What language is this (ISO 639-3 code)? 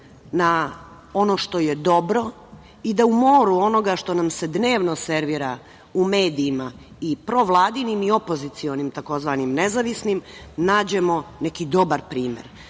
srp